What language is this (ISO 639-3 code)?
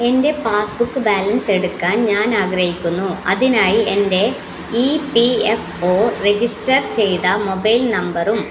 mal